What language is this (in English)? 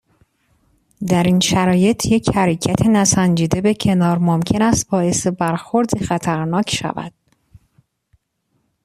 Persian